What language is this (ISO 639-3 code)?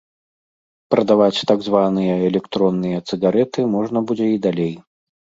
bel